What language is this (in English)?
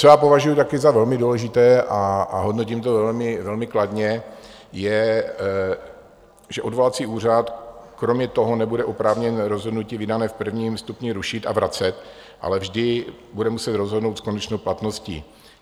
Czech